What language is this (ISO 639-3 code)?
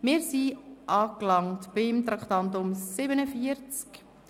gsw